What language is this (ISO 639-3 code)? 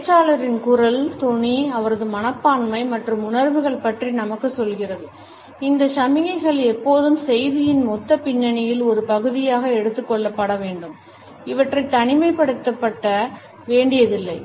tam